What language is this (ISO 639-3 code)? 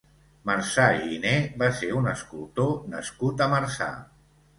cat